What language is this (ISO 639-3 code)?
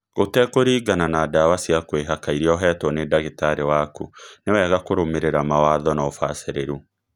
kik